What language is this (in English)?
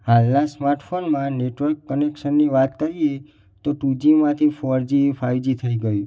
Gujarati